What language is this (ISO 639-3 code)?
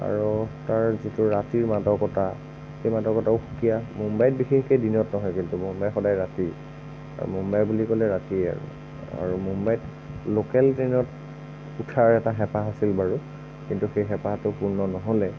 asm